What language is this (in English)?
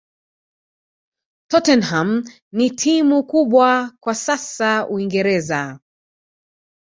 Swahili